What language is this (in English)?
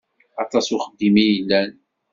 Kabyle